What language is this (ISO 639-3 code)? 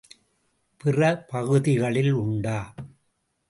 tam